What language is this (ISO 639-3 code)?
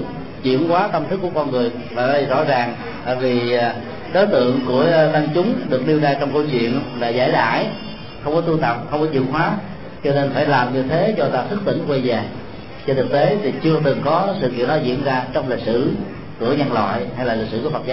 vie